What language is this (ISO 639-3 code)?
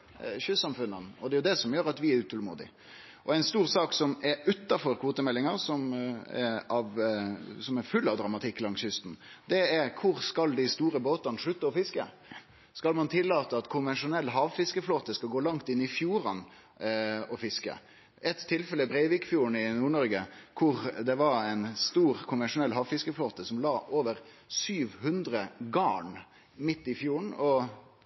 nno